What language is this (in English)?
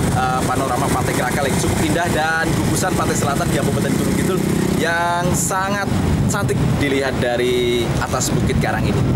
Indonesian